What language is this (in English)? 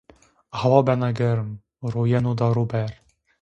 Zaza